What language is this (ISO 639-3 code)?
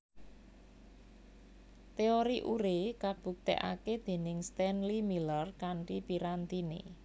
jav